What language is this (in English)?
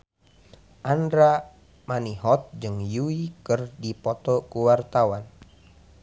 Sundanese